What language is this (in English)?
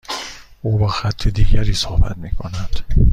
Persian